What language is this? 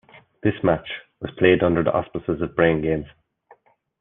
English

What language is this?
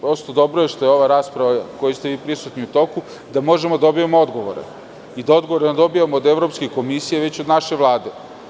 Serbian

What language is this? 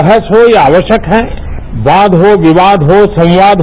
Hindi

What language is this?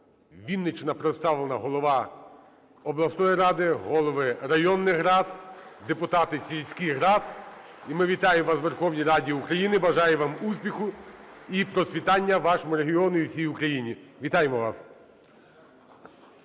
Ukrainian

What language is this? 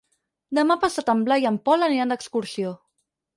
Catalan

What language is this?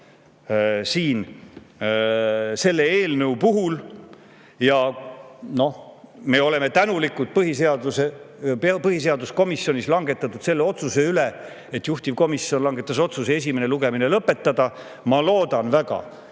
Estonian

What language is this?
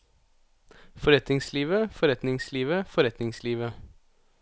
Norwegian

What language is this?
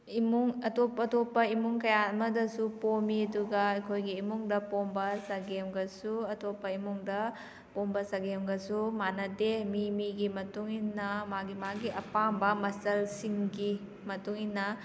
Manipuri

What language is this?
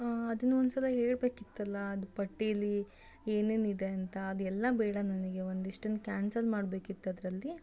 Kannada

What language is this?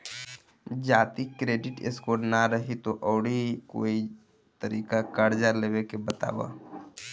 Bhojpuri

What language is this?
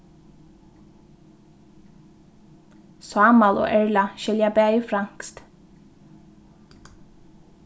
Faroese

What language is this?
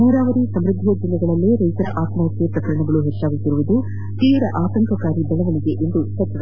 Kannada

